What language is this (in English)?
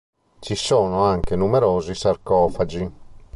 Italian